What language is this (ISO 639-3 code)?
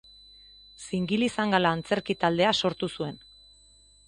eus